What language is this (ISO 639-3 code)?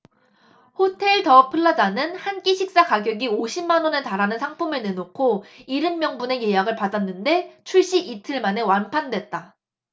kor